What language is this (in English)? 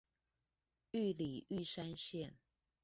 Chinese